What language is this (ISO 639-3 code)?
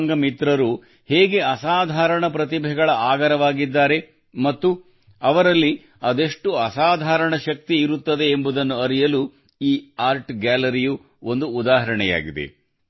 kan